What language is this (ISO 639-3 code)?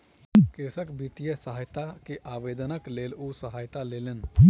mai